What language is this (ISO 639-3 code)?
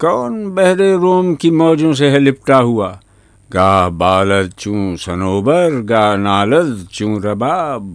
urd